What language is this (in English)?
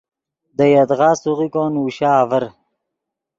Yidgha